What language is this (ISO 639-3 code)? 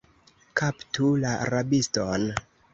epo